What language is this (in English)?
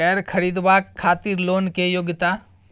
Maithili